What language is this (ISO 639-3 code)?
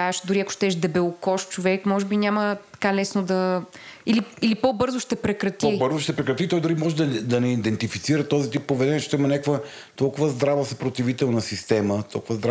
bul